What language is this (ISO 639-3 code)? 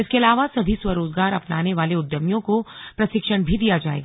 hin